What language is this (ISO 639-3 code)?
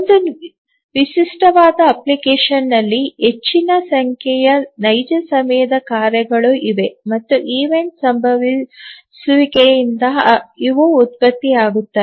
kan